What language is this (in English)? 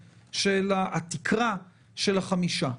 Hebrew